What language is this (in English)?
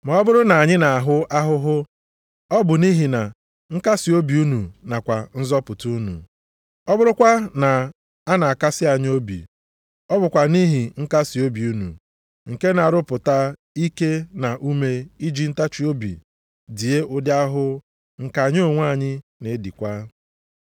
Igbo